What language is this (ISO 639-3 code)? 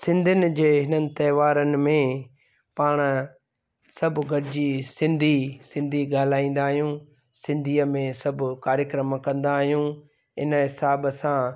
snd